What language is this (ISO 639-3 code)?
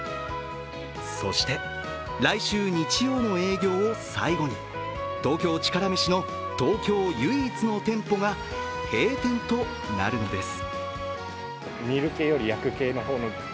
jpn